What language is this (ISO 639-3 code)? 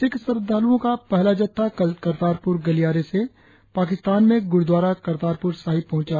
hin